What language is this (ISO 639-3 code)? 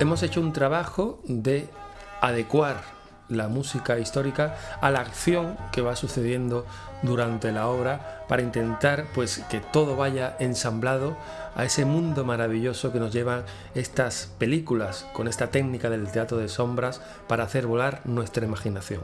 spa